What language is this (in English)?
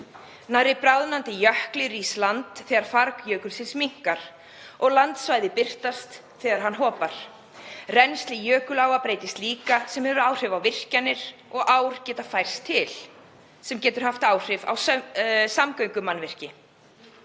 Icelandic